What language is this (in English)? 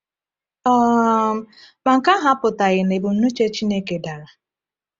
Igbo